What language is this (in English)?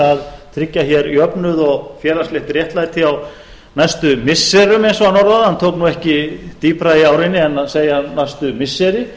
Icelandic